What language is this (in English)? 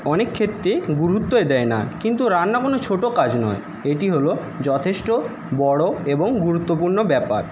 Bangla